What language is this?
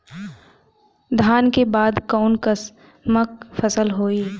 Bhojpuri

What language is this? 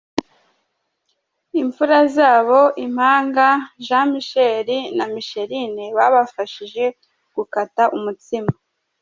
Kinyarwanda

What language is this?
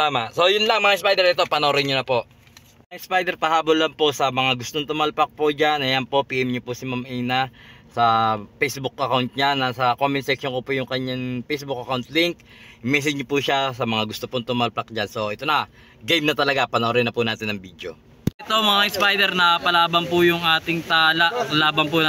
Filipino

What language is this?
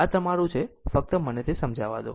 Gujarati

